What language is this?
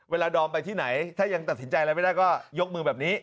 Thai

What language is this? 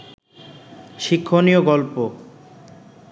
Bangla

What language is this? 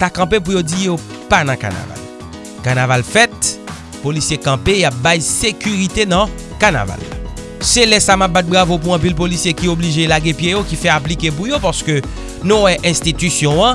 French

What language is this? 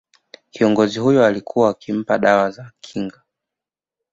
Swahili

